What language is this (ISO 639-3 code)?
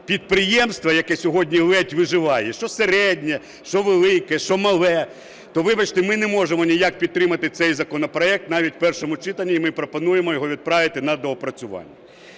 ukr